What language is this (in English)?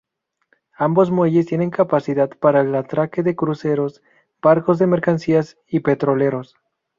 Spanish